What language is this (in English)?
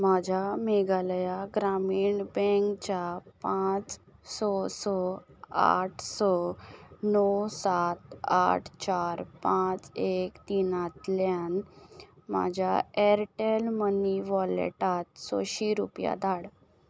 Konkani